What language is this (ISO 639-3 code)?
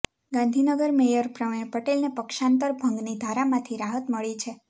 guj